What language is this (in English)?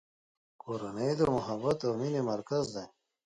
Pashto